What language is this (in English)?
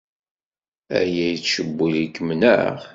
Kabyle